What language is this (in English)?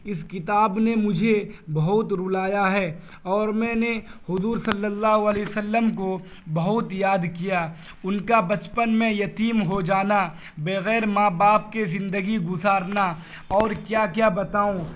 Urdu